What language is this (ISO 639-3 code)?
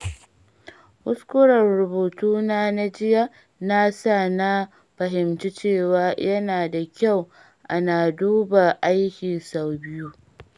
hau